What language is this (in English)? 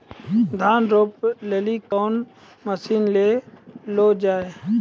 Maithili